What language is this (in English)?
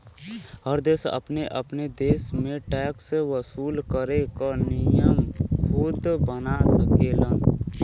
Bhojpuri